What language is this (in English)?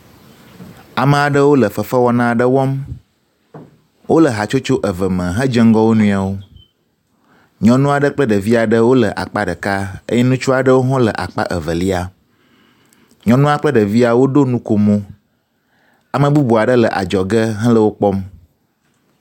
Ewe